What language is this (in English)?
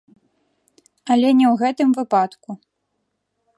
Belarusian